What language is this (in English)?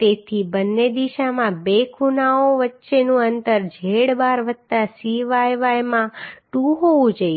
Gujarati